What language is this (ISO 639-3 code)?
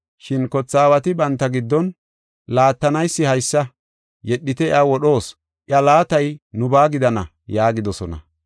gof